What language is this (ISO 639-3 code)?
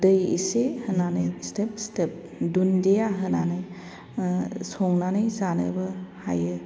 brx